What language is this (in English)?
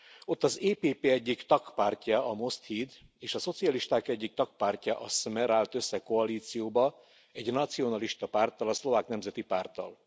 Hungarian